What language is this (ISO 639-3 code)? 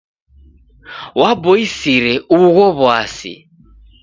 dav